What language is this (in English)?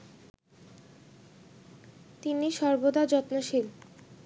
Bangla